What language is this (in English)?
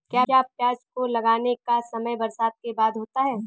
Hindi